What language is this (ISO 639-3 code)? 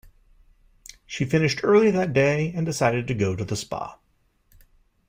eng